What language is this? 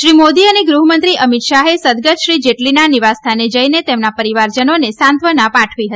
Gujarati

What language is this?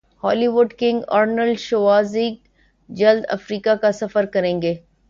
Urdu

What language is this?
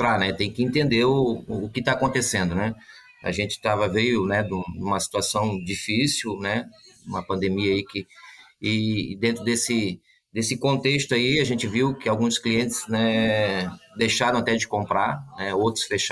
Portuguese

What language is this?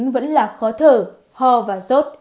Vietnamese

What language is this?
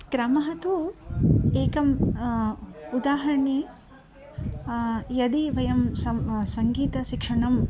Sanskrit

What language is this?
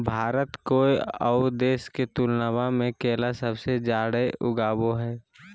Magahi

